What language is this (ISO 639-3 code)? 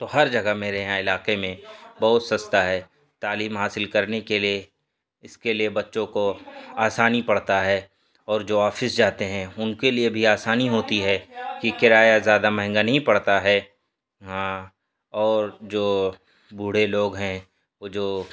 urd